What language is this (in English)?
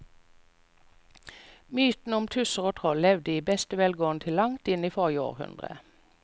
Norwegian